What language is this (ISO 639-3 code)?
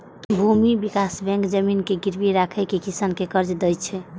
mai